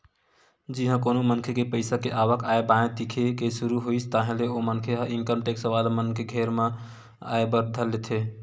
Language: Chhattisgarhi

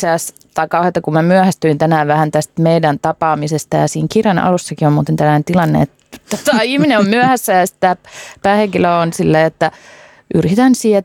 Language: Finnish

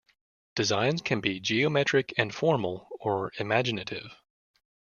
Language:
English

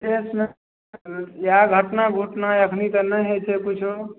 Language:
Maithili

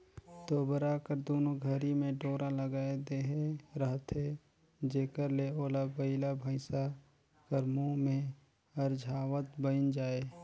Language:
Chhattisgarhi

